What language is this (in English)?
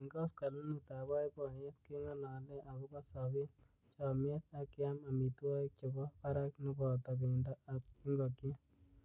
Kalenjin